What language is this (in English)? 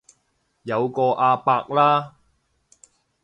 Cantonese